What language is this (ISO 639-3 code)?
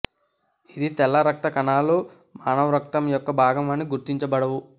tel